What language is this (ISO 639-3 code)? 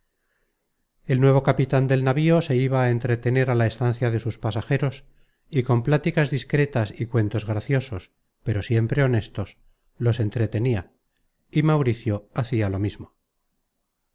spa